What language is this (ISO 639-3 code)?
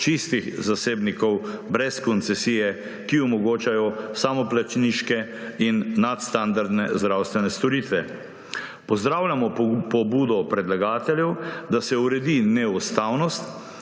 slv